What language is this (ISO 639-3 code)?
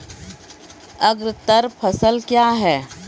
mai